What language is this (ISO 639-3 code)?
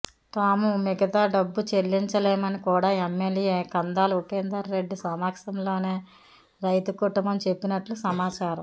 tel